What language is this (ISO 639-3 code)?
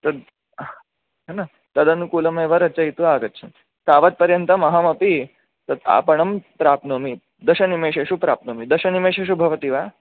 san